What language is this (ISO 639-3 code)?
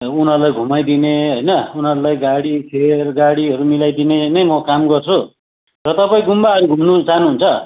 nep